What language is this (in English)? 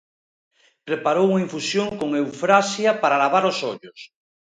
Galician